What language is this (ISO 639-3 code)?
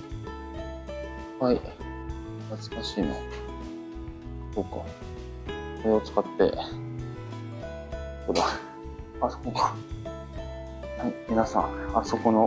jpn